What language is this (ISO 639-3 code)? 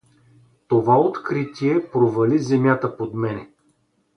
bul